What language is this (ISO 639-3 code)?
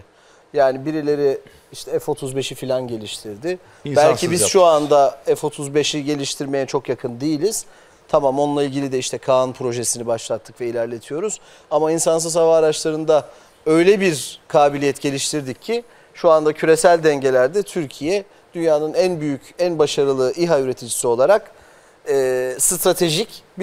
tur